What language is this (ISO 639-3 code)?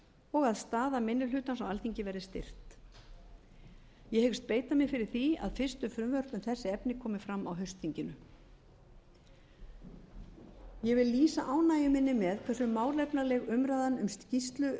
isl